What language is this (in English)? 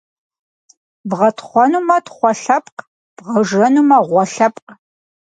Kabardian